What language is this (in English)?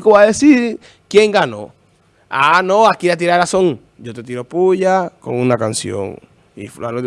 Spanish